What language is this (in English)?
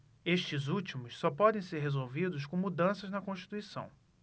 Portuguese